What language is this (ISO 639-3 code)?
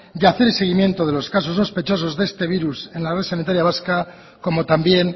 spa